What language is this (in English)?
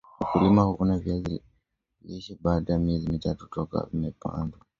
Swahili